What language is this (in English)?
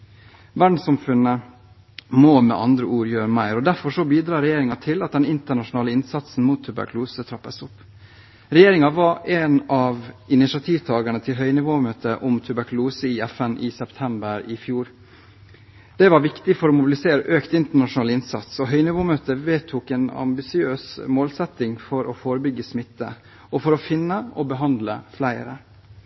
Norwegian Bokmål